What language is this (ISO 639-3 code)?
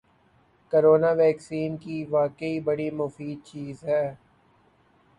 urd